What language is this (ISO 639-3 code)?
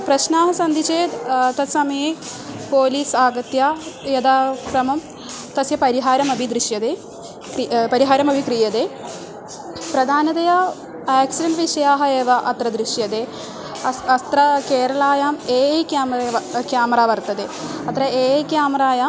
san